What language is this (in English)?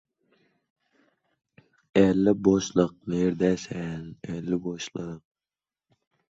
Uzbek